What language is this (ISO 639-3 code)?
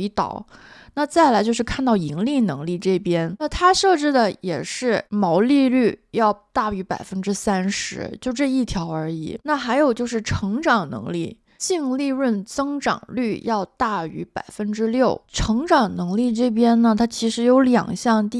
zho